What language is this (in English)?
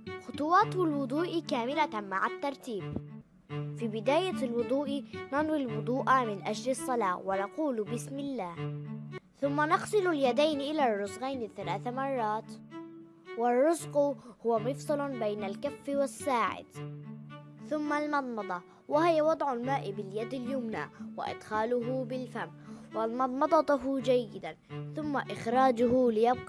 Arabic